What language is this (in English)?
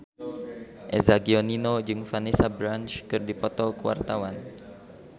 Sundanese